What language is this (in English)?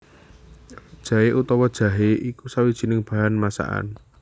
Javanese